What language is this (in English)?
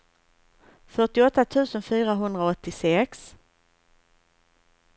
Swedish